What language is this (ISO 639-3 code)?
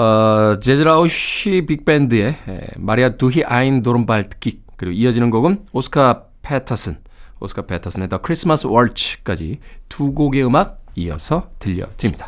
kor